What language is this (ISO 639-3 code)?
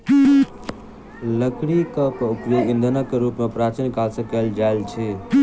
mai